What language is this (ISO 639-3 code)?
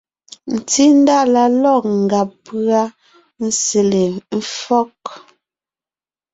nnh